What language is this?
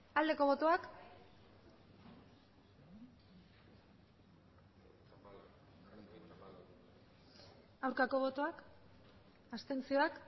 Basque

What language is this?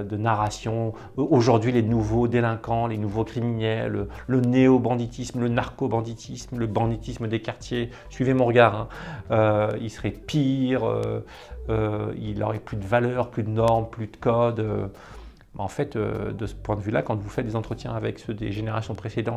French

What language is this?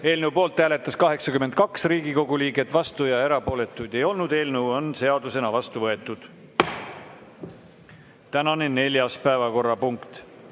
Estonian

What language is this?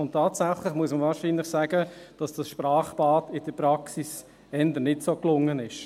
Swiss German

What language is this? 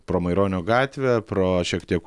Lithuanian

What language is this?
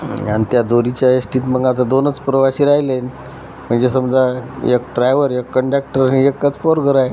Marathi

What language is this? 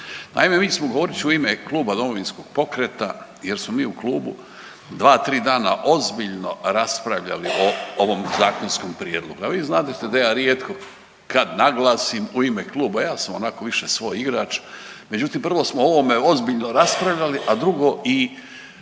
Croatian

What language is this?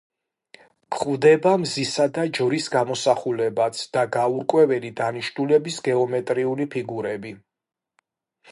Georgian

